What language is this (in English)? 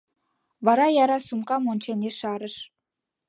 Mari